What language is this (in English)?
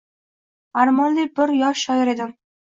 Uzbek